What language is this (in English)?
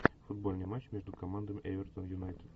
Russian